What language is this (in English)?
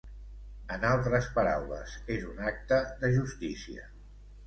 Catalan